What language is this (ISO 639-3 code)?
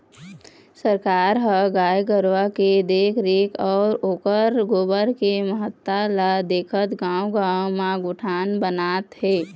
hne